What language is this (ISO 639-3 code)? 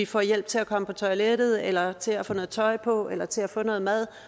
dan